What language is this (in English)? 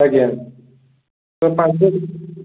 Odia